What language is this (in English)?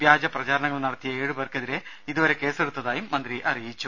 Malayalam